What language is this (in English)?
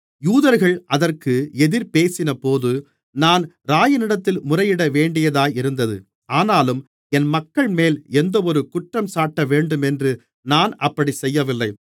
Tamil